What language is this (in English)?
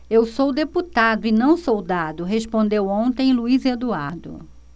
Portuguese